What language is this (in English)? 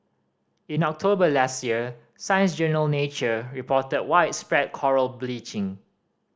English